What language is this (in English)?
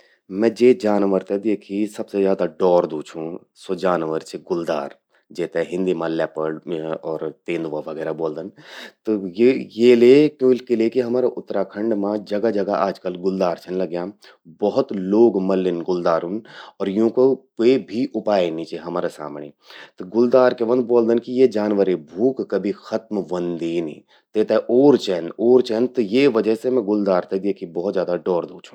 Garhwali